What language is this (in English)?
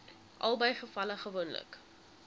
Afrikaans